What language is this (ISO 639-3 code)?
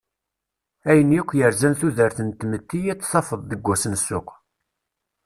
kab